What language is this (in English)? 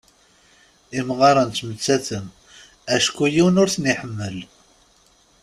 Kabyle